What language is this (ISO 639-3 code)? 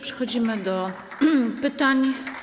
pol